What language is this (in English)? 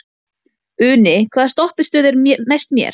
Icelandic